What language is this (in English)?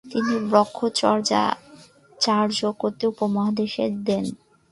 Bangla